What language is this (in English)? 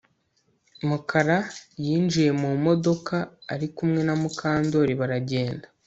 Kinyarwanda